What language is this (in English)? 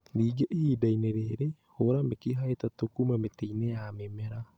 Kikuyu